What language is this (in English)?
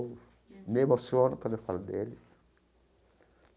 Portuguese